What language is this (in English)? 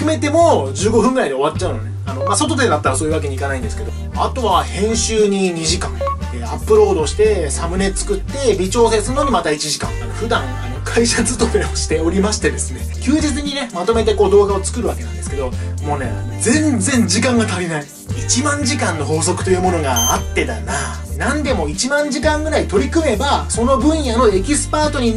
Japanese